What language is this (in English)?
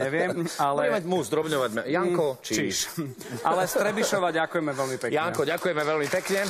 Slovak